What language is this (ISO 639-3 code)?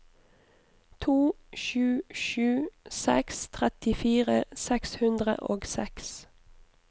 nor